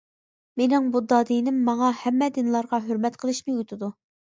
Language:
Uyghur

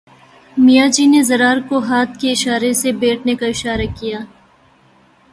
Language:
Urdu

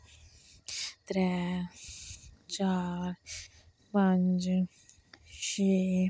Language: Dogri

